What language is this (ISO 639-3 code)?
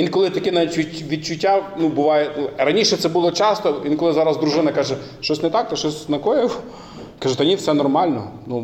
ukr